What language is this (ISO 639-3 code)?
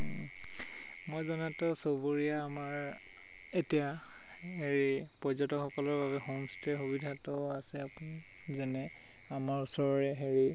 asm